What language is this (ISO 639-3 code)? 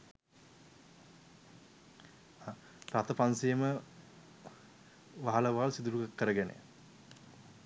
sin